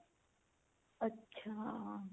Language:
Punjabi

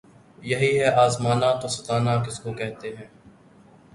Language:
Urdu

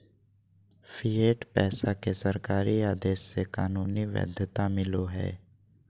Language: Magahi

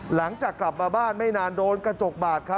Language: Thai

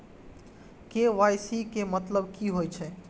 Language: Maithili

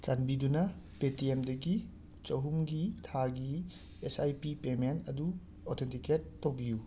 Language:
Manipuri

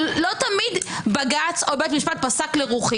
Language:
Hebrew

